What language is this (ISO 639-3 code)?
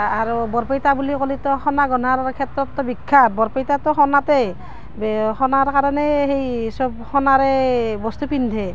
asm